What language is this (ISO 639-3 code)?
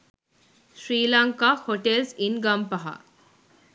sin